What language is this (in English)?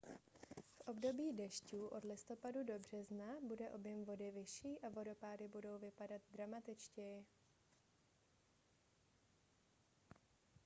Czech